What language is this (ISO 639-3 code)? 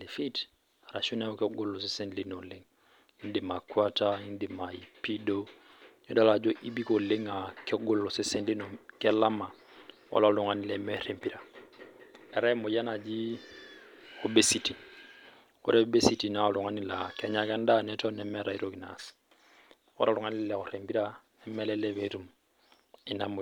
mas